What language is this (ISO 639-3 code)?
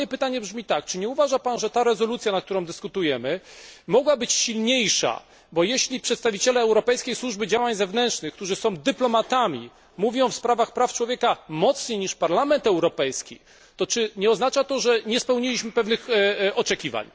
pol